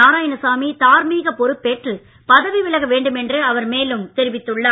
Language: Tamil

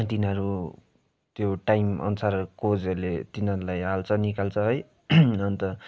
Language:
Nepali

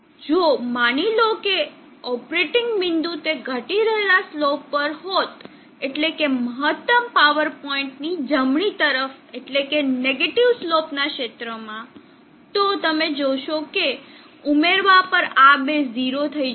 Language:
Gujarati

